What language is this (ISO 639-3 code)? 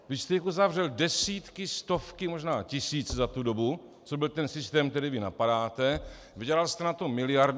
ces